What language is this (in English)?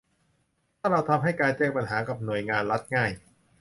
Thai